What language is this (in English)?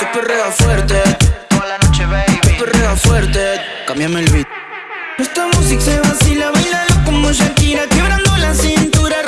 Vietnamese